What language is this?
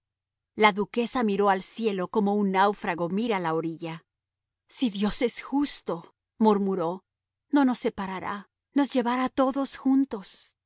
Spanish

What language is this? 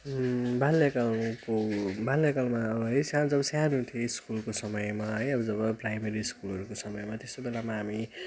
Nepali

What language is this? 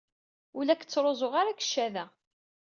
Kabyle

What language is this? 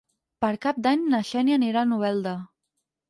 Catalan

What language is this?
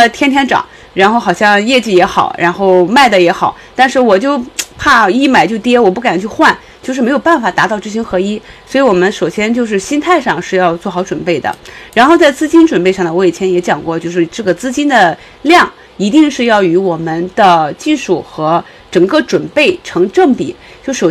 Chinese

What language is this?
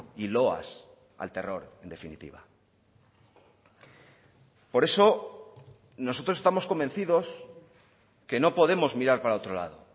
Spanish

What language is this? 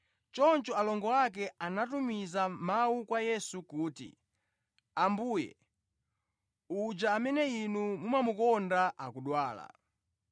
Nyanja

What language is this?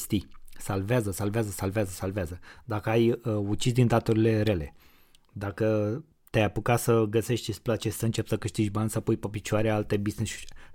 Romanian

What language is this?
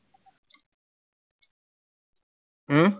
Assamese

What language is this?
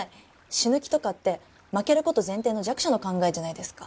Japanese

